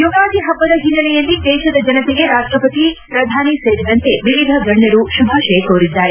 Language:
Kannada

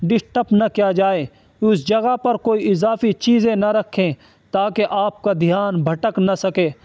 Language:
Urdu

